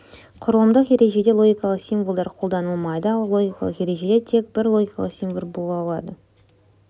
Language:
Kazakh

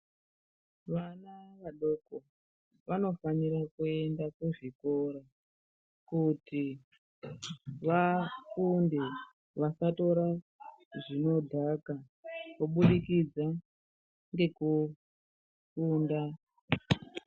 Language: Ndau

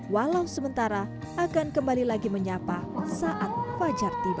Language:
Indonesian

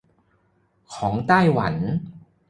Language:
Thai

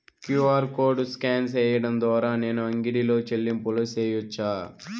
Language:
Telugu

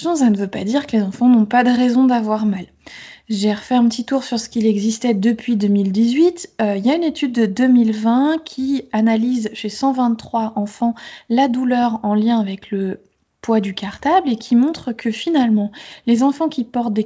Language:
French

